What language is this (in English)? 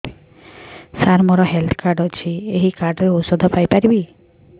Odia